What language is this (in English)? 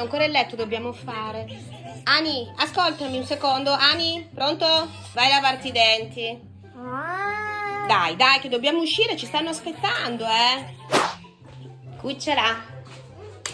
Italian